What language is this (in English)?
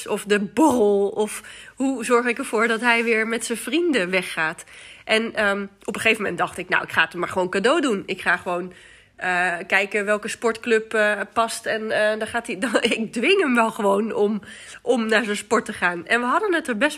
Dutch